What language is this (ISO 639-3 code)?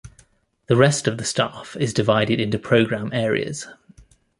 eng